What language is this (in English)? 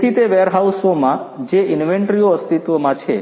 Gujarati